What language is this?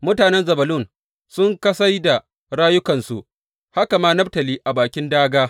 Hausa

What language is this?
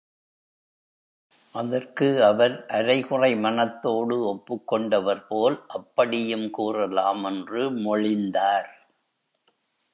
Tamil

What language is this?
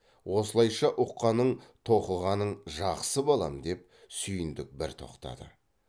Kazakh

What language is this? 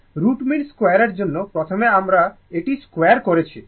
Bangla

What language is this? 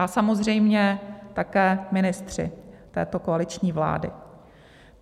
Czech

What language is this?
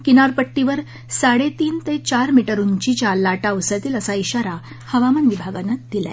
Marathi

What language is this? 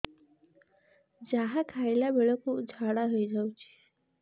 Odia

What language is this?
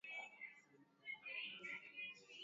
Swahili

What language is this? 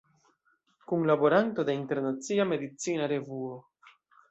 Esperanto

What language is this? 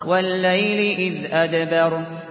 Arabic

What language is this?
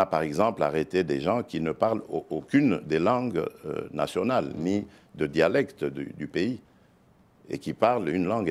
French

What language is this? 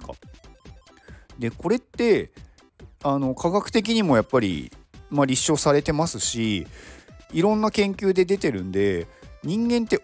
Japanese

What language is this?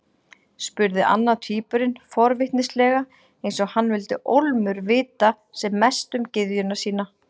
Icelandic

